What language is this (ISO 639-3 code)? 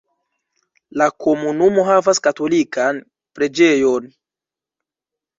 epo